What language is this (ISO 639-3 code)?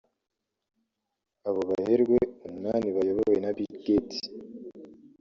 kin